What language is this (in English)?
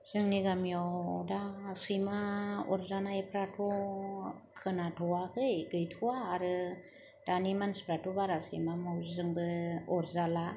Bodo